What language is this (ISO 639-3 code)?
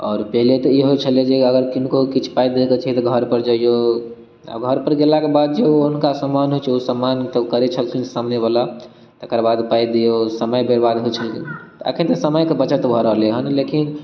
mai